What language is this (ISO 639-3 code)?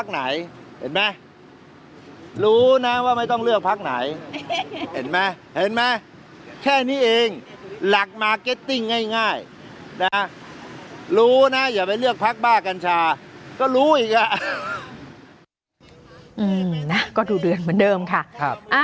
tha